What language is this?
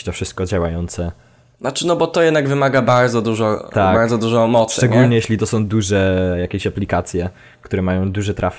Polish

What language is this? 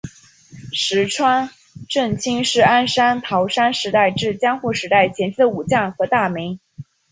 Chinese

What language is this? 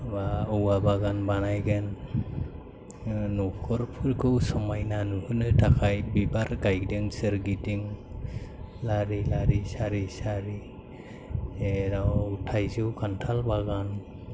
Bodo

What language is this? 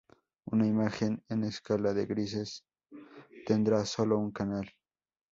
Spanish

